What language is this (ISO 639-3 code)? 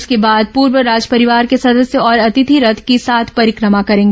hin